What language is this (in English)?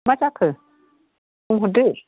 Bodo